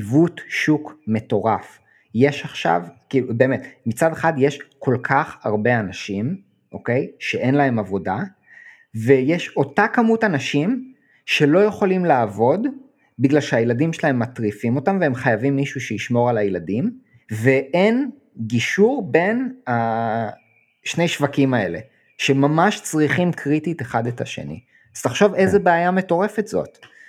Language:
Hebrew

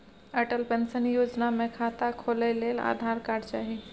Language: Maithili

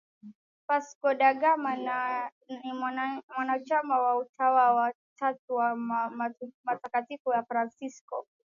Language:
Swahili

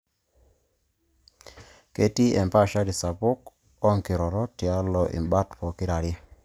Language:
Masai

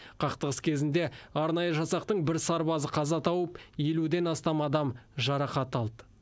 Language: Kazakh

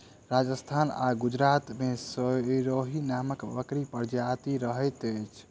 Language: Maithili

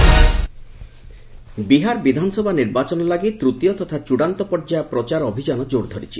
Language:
Odia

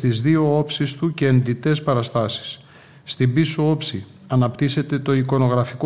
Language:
Greek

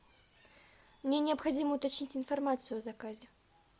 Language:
Russian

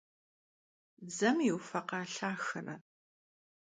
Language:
Kabardian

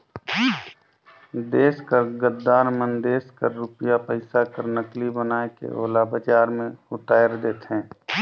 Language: Chhattisgarhi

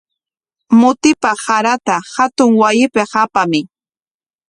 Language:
Corongo Ancash Quechua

